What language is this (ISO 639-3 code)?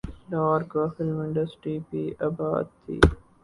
urd